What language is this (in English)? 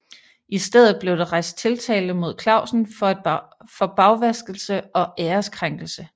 Danish